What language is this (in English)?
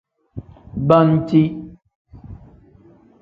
Tem